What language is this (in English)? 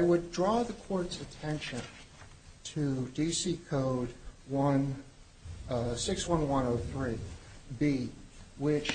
English